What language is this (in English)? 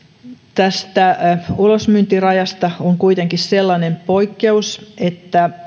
Finnish